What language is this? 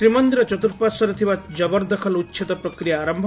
Odia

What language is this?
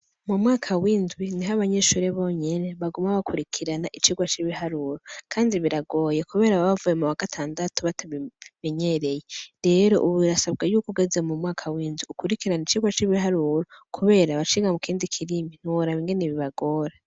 Rundi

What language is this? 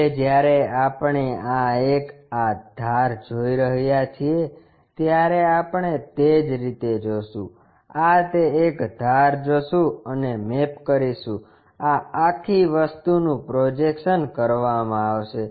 Gujarati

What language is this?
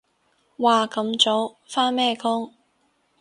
Cantonese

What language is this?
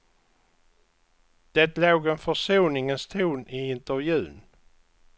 Swedish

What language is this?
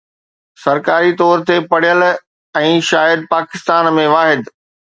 Sindhi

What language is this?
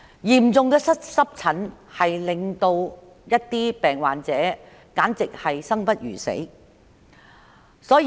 Cantonese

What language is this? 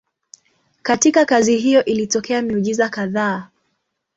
Swahili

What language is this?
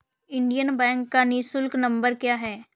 Hindi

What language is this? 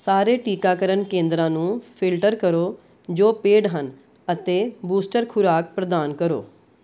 Punjabi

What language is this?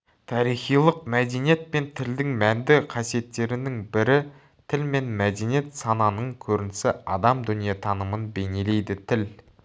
Kazakh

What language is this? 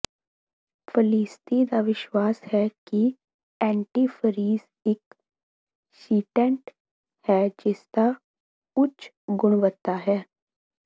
Punjabi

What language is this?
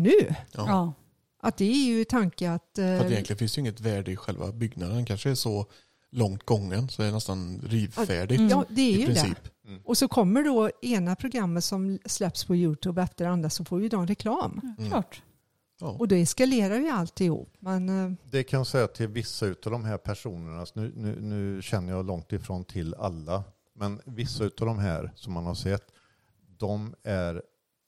Swedish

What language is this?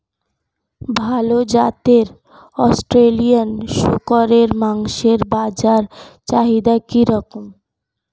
Bangla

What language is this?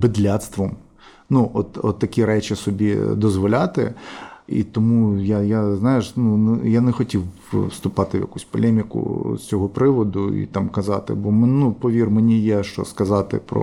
Ukrainian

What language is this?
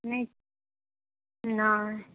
Maithili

